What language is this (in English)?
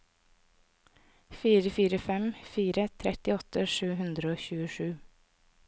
Norwegian